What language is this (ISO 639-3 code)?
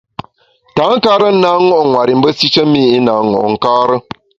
bax